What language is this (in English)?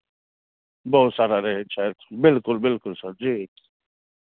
Maithili